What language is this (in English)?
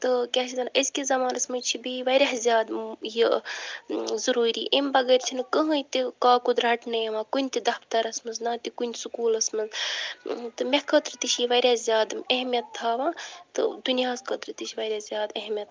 Kashmiri